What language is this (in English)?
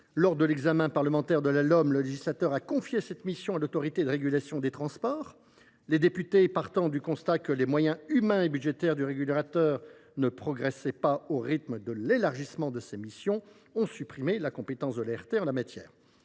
French